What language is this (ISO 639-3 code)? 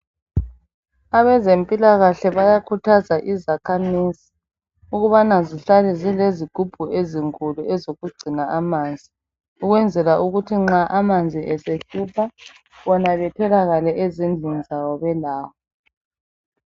nde